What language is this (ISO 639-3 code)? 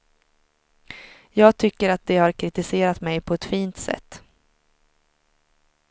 swe